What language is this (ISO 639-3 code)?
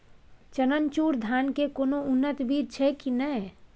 mai